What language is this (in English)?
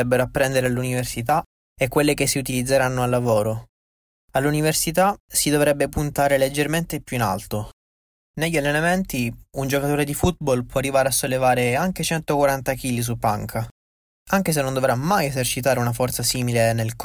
Italian